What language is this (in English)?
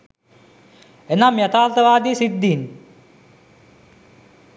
Sinhala